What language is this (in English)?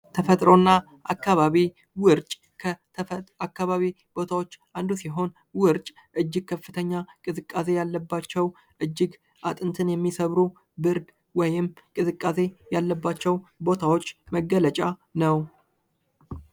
Amharic